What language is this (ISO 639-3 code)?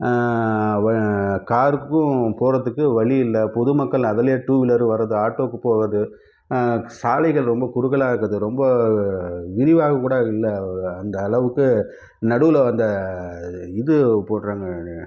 tam